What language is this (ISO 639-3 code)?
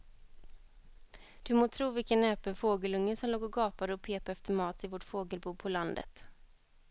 swe